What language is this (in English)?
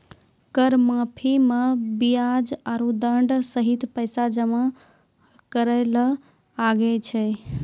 Maithili